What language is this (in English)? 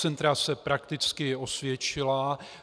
Czech